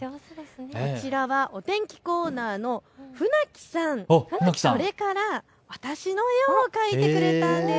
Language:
Japanese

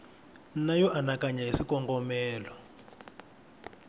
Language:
Tsonga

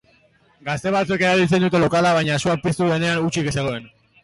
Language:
Basque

